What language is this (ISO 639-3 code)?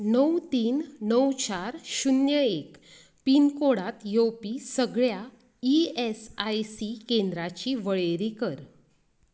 kok